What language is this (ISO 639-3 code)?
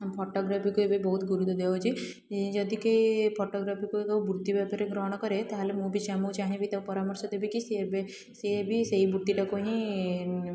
ori